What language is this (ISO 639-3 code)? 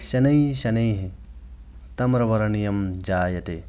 san